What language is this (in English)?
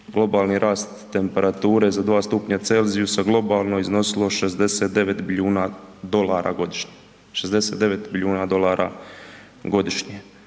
Croatian